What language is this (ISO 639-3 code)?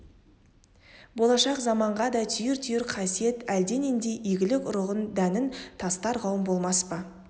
kaz